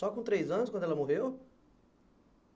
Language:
Portuguese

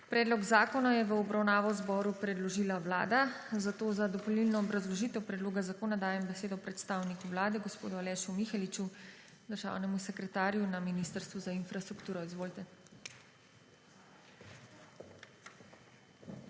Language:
Slovenian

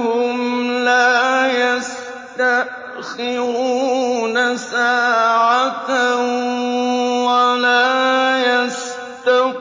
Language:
Arabic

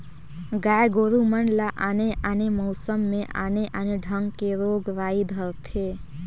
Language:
Chhattisgarhi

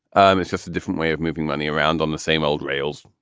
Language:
English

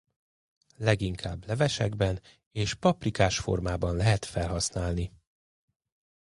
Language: Hungarian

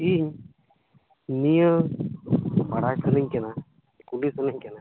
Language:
Santali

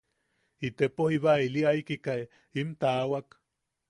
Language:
Yaqui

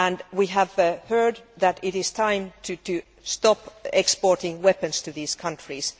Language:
English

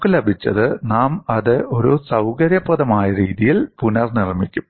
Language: Malayalam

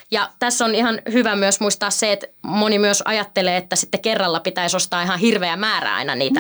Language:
Finnish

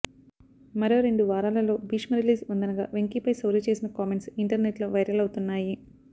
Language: Telugu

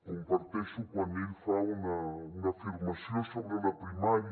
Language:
Catalan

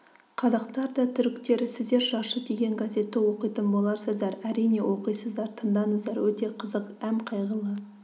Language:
Kazakh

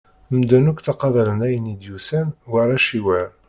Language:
Kabyle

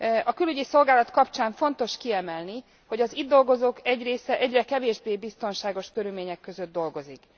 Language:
Hungarian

